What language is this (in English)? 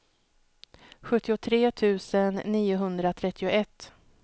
Swedish